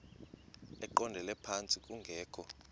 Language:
Xhosa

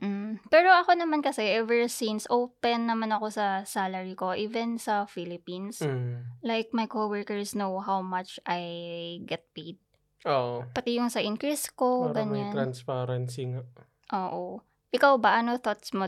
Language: Filipino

